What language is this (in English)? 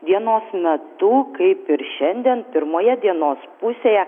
Lithuanian